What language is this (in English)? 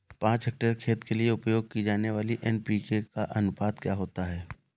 Hindi